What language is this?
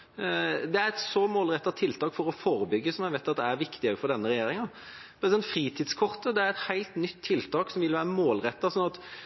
Norwegian Bokmål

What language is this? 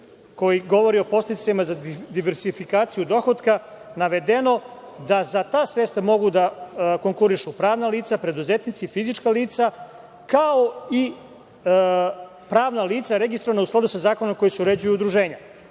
Serbian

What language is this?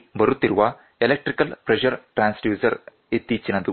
Kannada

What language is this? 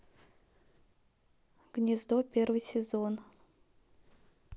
Russian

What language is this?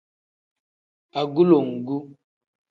Tem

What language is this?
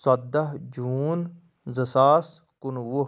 Kashmiri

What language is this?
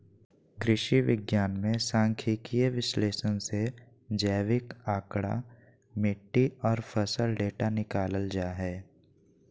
Magahi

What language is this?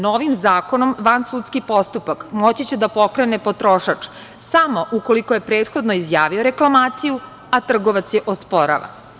Serbian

